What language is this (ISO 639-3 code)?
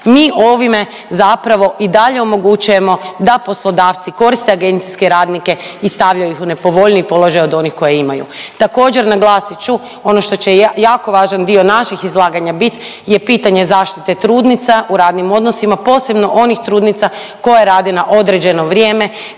hrv